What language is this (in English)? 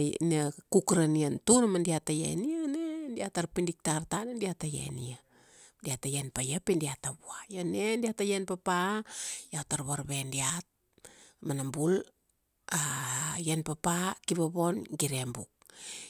Kuanua